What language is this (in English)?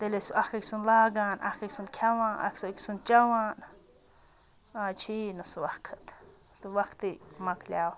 Kashmiri